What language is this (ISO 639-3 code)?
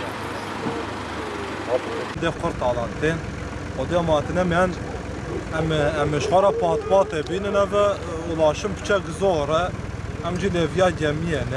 tur